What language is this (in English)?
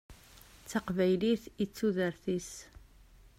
Kabyle